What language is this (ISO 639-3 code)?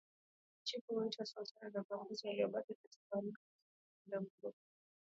swa